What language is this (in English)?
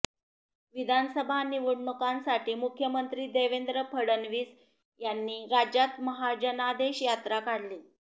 Marathi